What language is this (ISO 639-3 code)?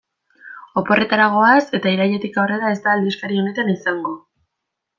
eus